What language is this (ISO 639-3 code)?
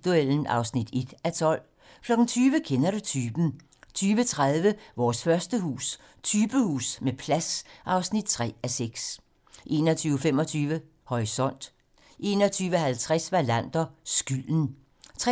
dan